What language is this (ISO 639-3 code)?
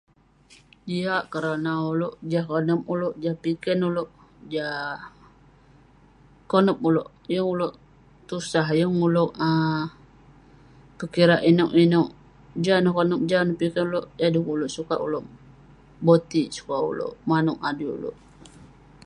pne